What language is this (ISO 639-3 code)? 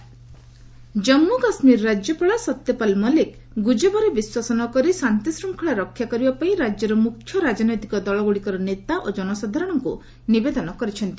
ori